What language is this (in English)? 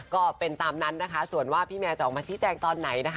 Thai